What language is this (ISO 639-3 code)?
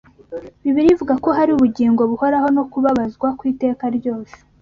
kin